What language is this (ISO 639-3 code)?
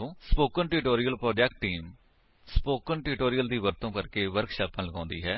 pan